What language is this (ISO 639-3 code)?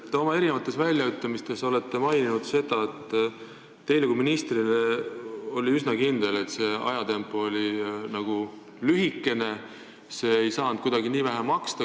est